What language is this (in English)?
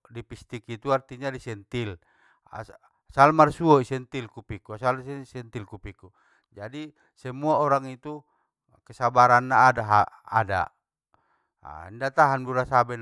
Batak Mandailing